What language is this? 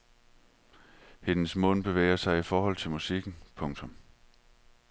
Danish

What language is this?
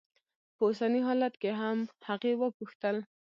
Pashto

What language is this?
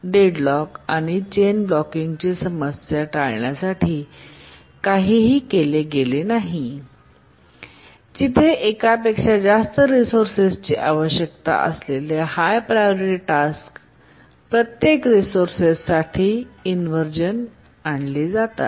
Marathi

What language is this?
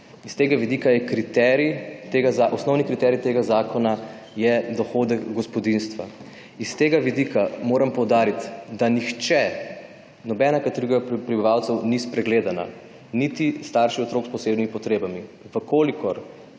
Slovenian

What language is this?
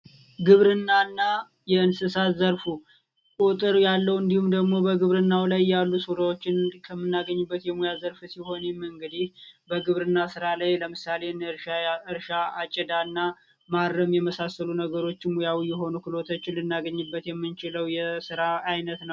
Amharic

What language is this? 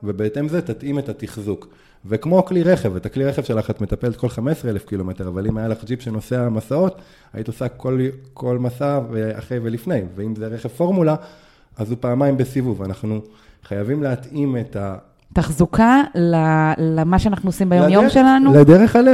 Hebrew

